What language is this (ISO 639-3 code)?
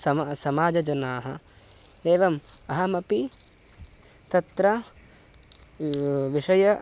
san